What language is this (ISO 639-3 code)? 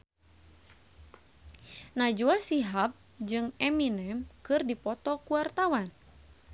sun